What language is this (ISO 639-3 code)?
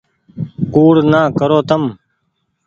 gig